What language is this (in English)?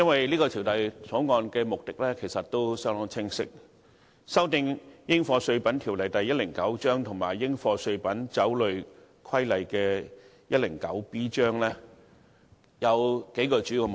Cantonese